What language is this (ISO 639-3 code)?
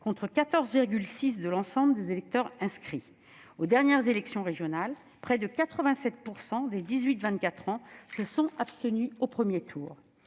fra